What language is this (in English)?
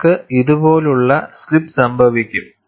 Malayalam